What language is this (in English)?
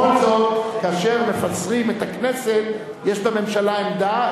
Hebrew